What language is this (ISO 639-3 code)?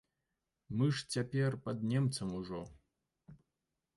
bel